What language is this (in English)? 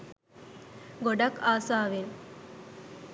Sinhala